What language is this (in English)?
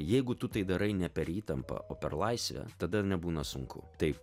Lithuanian